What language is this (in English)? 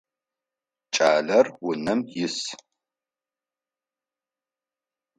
Adyghe